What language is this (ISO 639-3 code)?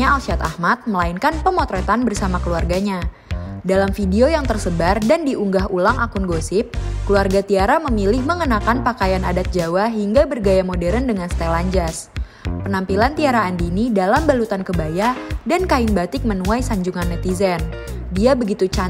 ind